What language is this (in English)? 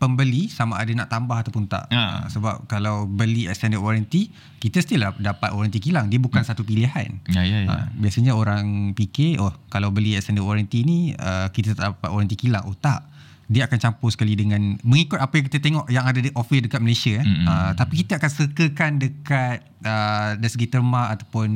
Malay